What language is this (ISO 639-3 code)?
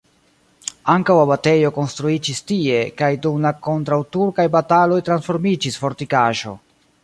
epo